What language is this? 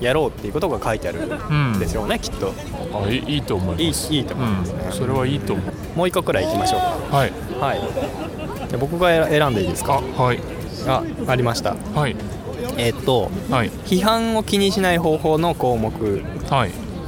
Japanese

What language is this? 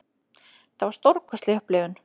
Icelandic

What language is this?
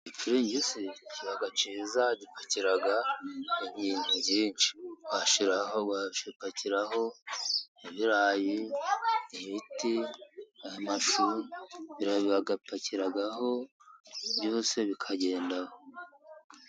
Kinyarwanda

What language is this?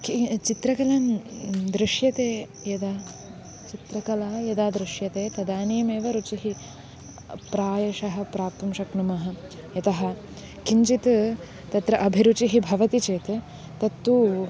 Sanskrit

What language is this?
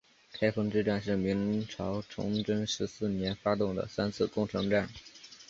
Chinese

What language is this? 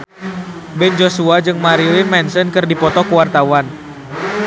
Sundanese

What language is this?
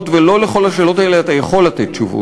Hebrew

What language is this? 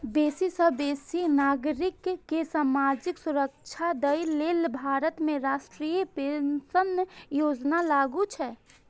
Maithili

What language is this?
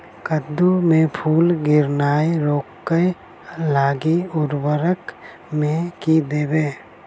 Maithili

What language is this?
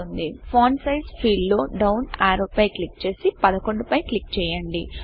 Telugu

